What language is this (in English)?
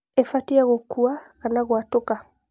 Kikuyu